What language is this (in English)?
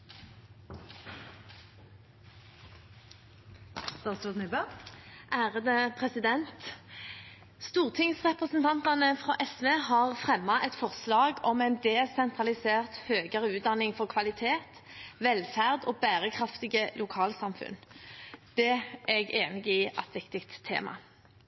Norwegian Bokmål